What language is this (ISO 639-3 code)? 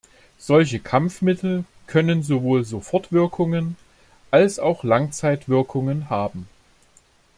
deu